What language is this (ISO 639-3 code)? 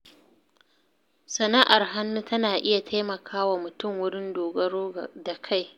hau